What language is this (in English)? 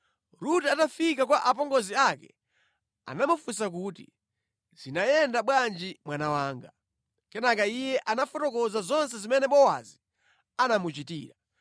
Nyanja